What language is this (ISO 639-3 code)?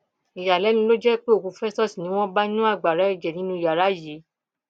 yor